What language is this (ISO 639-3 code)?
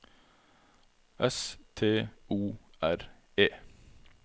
nor